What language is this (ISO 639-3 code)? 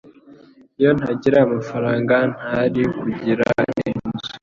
kin